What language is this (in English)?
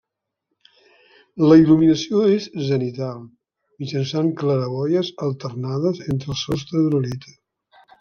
Catalan